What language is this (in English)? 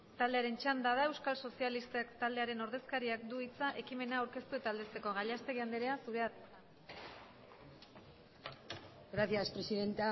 Basque